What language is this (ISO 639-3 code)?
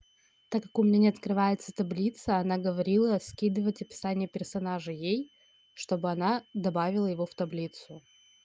rus